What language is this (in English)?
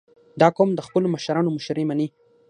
Pashto